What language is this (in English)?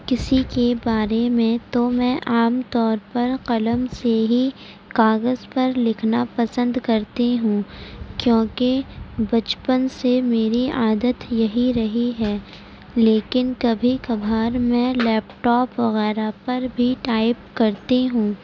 Urdu